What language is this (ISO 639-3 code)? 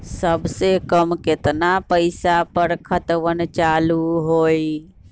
mag